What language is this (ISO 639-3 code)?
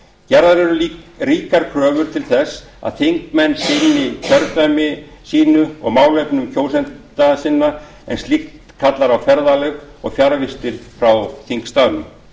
isl